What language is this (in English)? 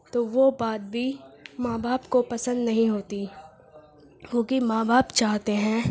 Urdu